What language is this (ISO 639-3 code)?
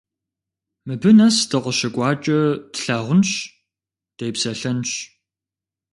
kbd